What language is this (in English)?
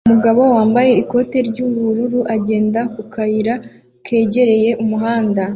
Kinyarwanda